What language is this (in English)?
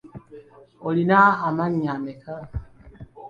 Ganda